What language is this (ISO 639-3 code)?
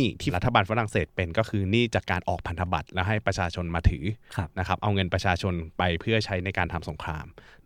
tha